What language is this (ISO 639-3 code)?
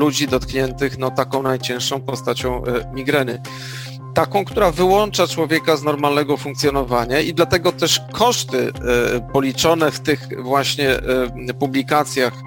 pol